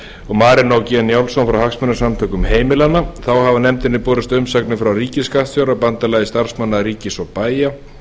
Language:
Icelandic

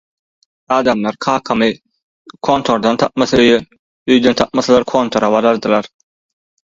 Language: Turkmen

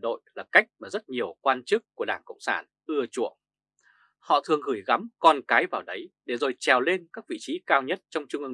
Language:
Vietnamese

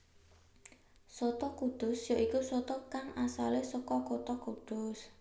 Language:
Javanese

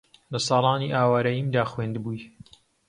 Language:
Central Kurdish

